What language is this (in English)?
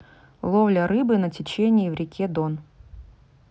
Russian